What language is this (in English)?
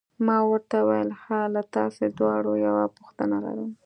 Pashto